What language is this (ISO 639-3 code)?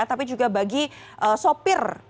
ind